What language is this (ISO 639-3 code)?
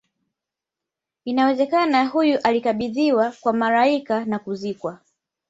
swa